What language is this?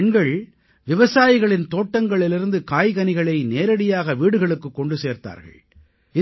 Tamil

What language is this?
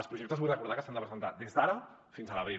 Catalan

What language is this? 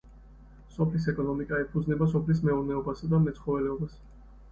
Georgian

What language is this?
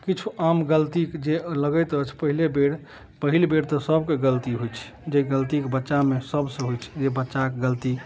Maithili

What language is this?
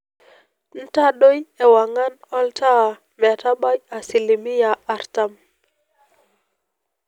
Masai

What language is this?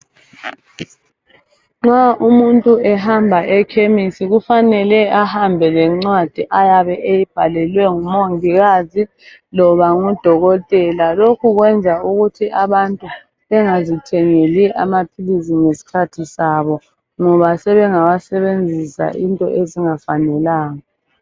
North Ndebele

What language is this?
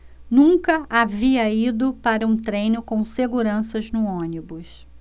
Portuguese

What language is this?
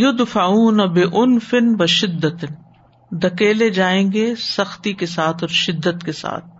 Urdu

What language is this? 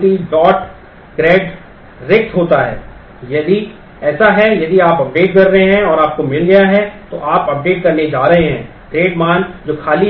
Hindi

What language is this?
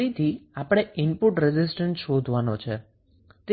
Gujarati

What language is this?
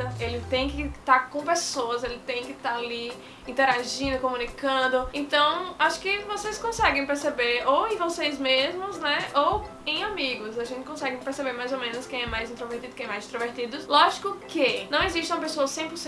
Portuguese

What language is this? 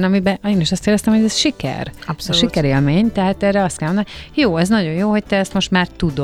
Hungarian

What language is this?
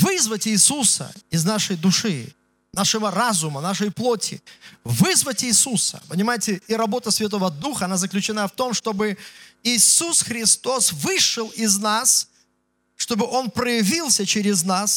Russian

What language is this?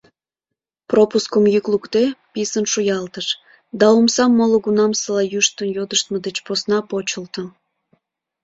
Mari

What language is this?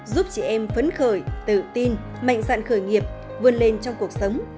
Vietnamese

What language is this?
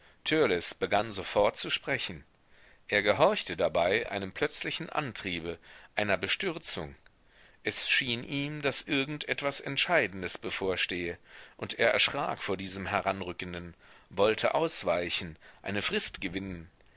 German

